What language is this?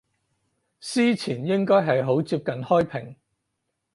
Cantonese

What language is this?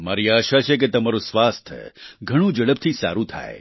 Gujarati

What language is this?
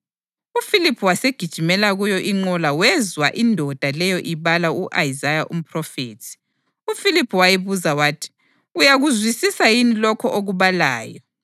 North Ndebele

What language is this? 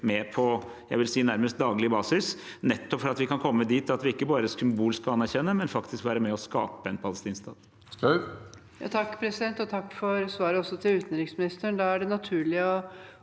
Norwegian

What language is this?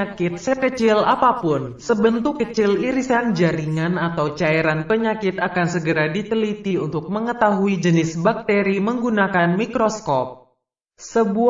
Indonesian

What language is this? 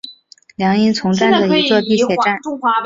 Chinese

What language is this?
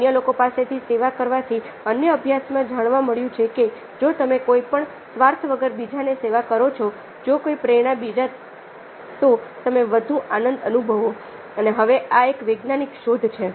Gujarati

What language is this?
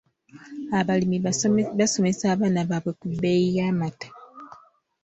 Ganda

